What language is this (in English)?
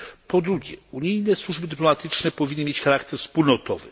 Polish